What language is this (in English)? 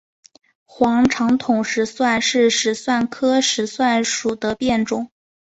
Chinese